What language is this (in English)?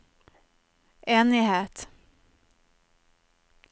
Norwegian